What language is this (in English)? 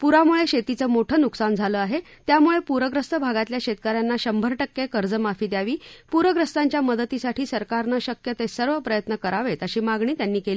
Marathi